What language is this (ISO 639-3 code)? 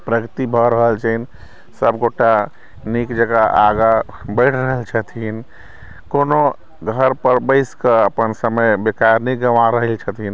mai